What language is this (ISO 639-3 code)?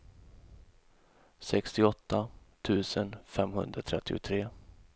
swe